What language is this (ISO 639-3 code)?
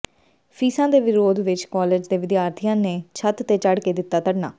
pan